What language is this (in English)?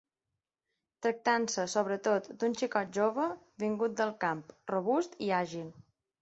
Catalan